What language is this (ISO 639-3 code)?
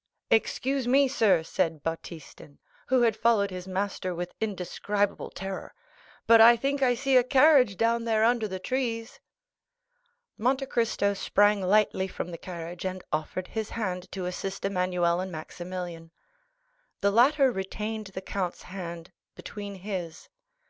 eng